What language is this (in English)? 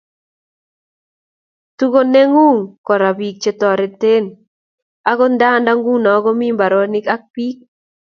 Kalenjin